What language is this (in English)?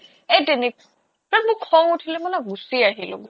Assamese